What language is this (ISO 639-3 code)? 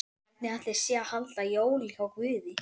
isl